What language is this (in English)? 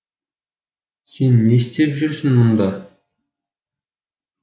Kazakh